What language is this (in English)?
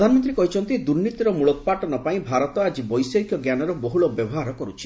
Odia